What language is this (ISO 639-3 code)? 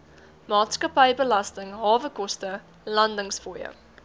afr